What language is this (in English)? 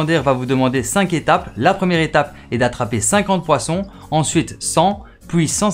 French